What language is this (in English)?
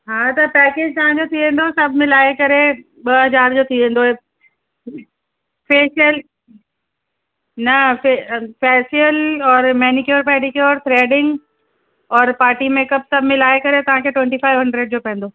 Sindhi